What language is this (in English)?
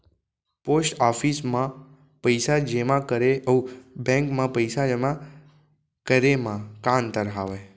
Chhattisgarhi